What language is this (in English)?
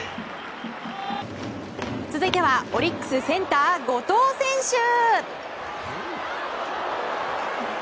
Japanese